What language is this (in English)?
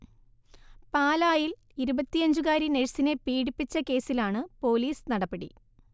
Malayalam